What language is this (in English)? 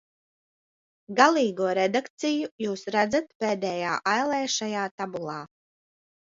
Latvian